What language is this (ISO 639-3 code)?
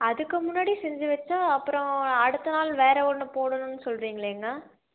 tam